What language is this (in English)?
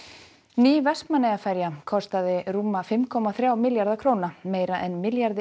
Icelandic